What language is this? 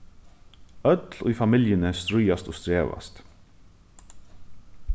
Faroese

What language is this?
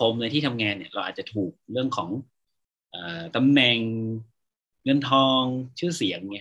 Thai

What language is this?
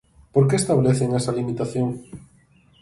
Galician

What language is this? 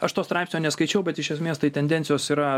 Lithuanian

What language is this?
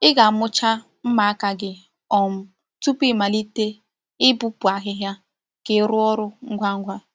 Igbo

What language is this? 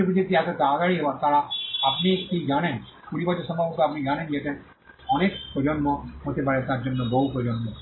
Bangla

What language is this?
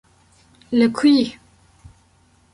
Kurdish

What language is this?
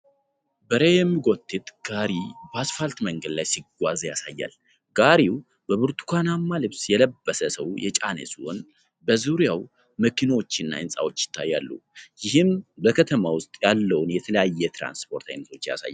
Amharic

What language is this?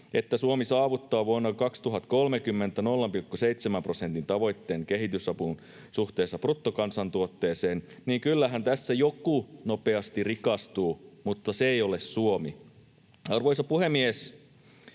Finnish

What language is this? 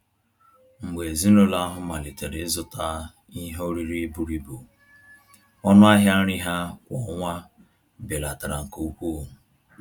Igbo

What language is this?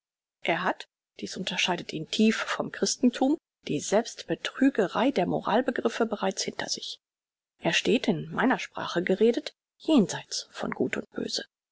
German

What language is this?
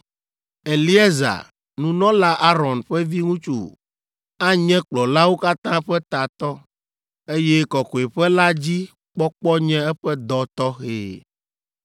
Ewe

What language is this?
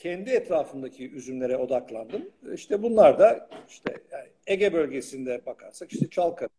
Turkish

